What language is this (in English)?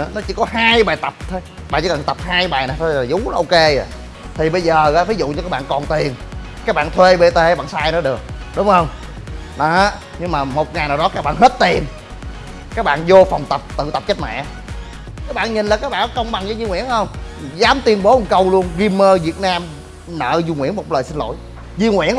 Vietnamese